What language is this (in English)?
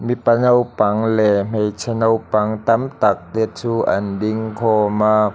Mizo